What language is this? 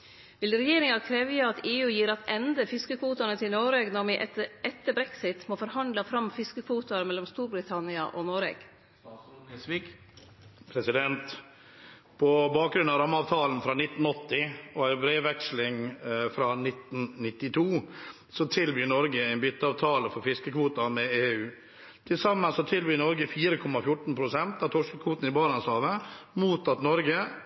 Norwegian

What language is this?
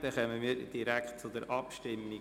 Swiss German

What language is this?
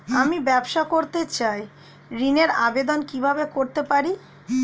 Bangla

